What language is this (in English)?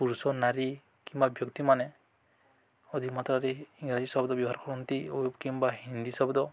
Odia